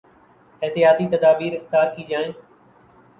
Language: Urdu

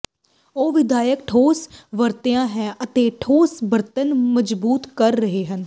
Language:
Punjabi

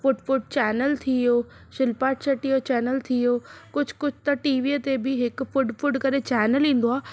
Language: Sindhi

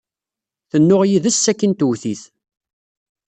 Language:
Kabyle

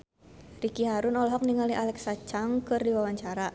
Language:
Sundanese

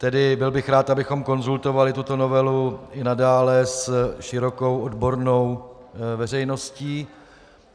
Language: Czech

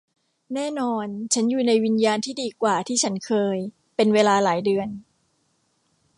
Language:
Thai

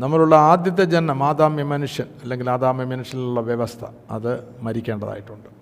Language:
Malayalam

